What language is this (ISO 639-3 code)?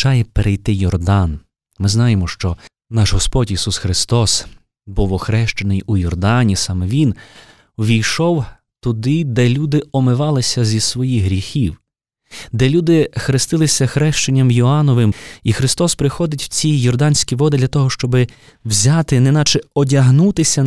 ukr